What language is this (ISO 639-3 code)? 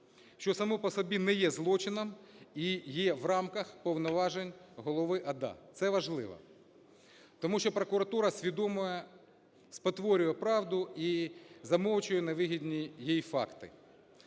ukr